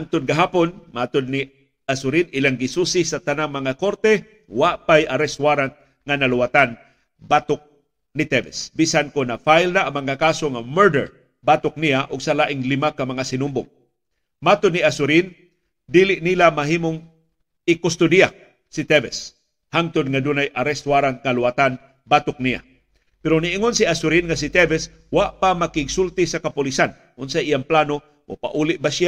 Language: Filipino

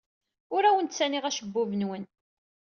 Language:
Kabyle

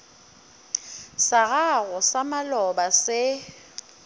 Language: Northern Sotho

